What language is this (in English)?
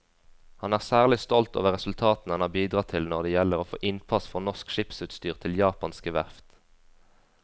Norwegian